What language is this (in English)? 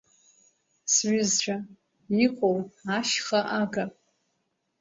Abkhazian